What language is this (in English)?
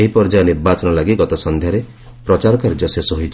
Odia